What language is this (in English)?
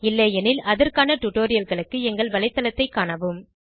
Tamil